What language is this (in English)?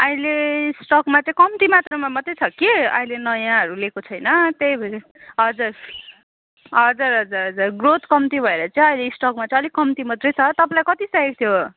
Nepali